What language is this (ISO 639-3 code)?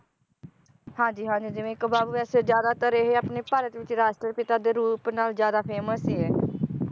pan